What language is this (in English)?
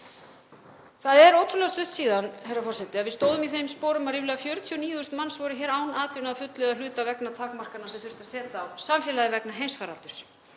Icelandic